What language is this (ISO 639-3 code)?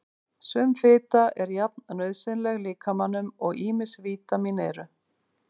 isl